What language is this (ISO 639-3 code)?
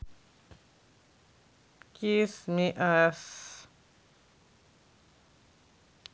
rus